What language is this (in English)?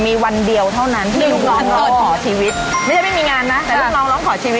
Thai